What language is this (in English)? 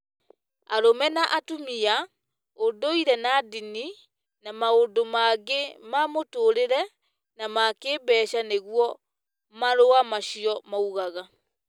Kikuyu